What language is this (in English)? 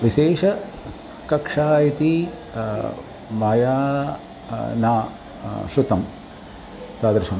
Sanskrit